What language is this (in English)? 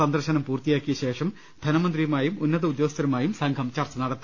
Malayalam